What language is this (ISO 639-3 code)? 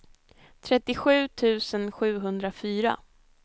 swe